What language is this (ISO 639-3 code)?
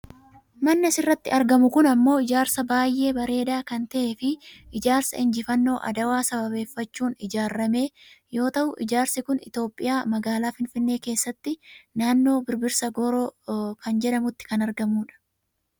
orm